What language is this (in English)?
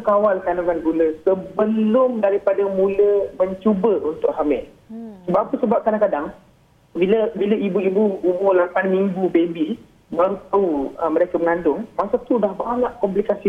Malay